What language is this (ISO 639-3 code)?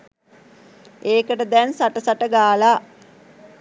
sin